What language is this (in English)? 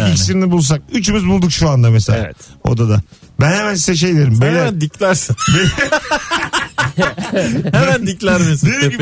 Turkish